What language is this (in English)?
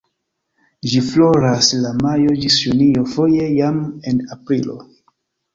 Esperanto